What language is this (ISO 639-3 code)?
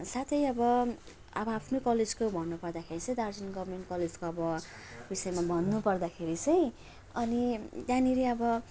nep